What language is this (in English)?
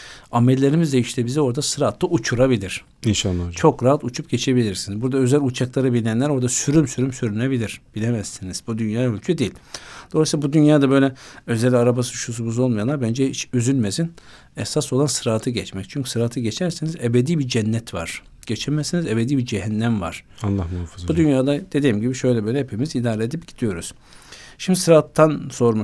Turkish